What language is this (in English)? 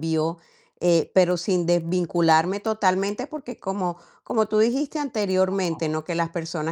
Spanish